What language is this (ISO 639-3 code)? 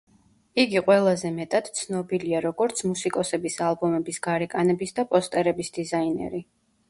kat